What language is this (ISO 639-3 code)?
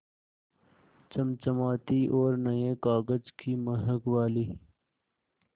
hin